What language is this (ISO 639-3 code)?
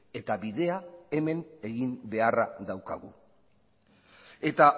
eus